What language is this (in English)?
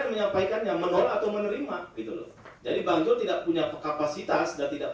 Indonesian